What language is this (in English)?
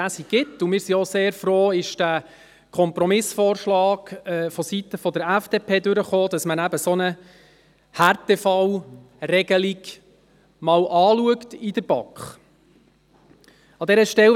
Swiss German